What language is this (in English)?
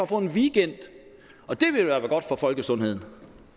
Danish